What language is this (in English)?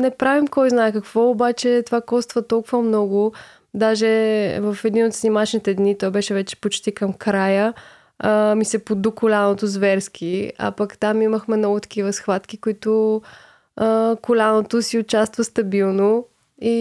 Bulgarian